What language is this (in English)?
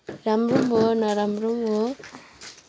Nepali